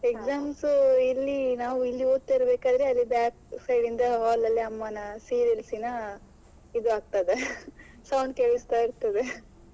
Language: Kannada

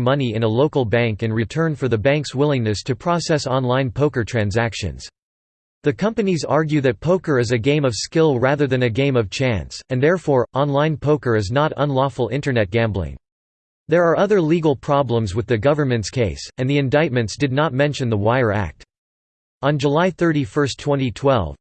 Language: English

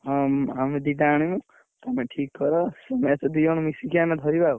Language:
Odia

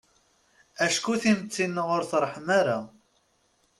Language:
Kabyle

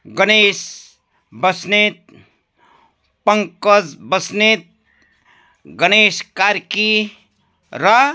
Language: Nepali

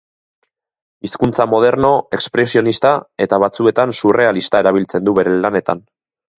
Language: Basque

